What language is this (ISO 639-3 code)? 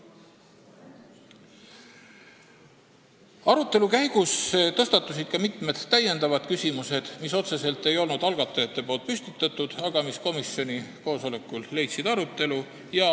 est